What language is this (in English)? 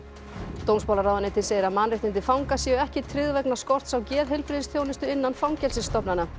Icelandic